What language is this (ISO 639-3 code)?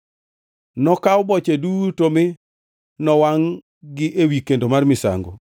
luo